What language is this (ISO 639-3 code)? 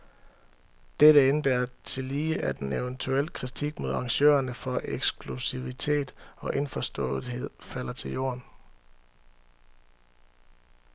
dan